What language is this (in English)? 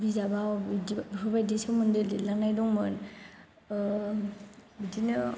Bodo